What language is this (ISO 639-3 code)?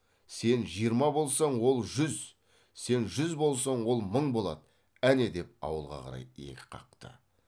kaz